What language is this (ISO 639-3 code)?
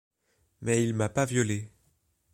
fra